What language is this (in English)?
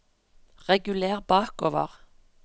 Norwegian